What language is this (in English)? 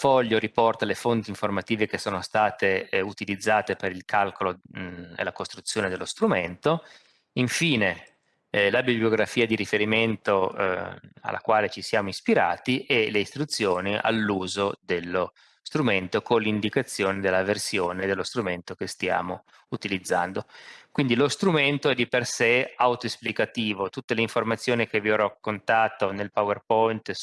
Italian